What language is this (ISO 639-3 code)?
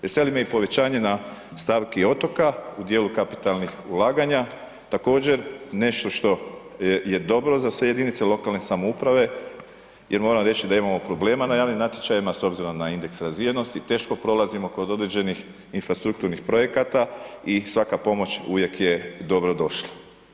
hrv